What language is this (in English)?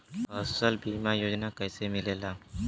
Bhojpuri